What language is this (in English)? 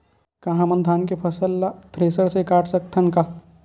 Chhattisgarhi